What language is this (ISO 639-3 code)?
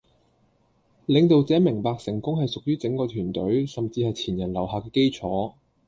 yue